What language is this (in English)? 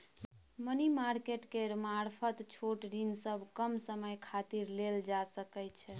Maithili